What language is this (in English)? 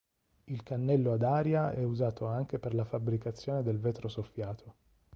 Italian